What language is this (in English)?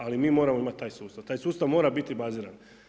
Croatian